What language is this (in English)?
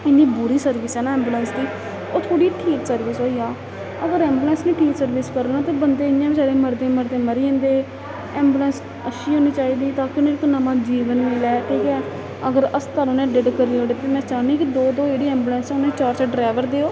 Dogri